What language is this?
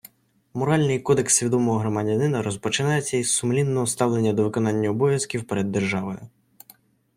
Ukrainian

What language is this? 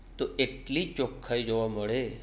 Gujarati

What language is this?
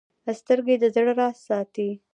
Pashto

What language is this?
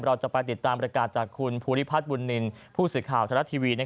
Thai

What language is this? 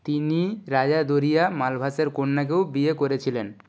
Bangla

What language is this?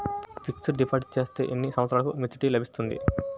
Telugu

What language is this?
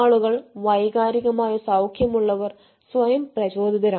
Malayalam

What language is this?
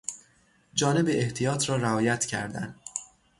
Persian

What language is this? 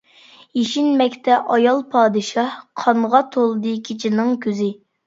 Uyghur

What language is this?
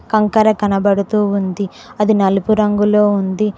Telugu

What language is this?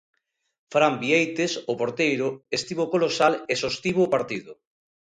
Galician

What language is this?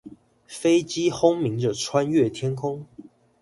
Chinese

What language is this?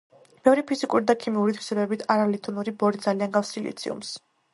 Georgian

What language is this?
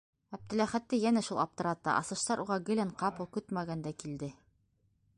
Bashkir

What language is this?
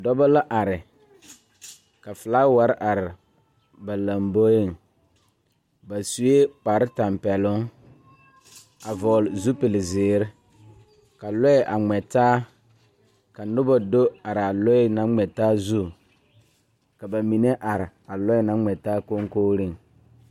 Southern Dagaare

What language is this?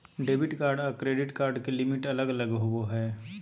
Magahi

